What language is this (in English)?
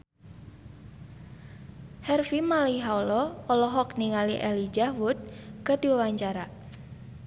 Sundanese